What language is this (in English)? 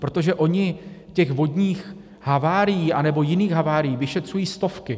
Czech